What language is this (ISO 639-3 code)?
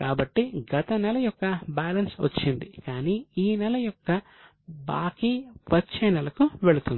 tel